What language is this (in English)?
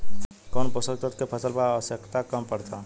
Bhojpuri